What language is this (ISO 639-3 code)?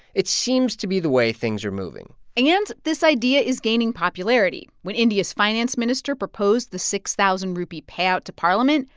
eng